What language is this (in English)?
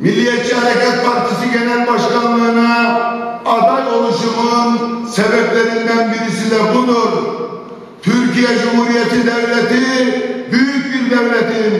Turkish